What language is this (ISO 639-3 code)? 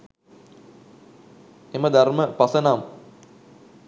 sin